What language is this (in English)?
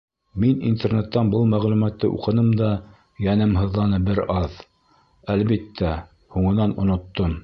Bashkir